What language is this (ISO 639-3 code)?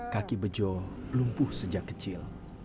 ind